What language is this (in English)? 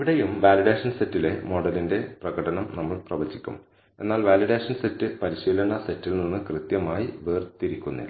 Malayalam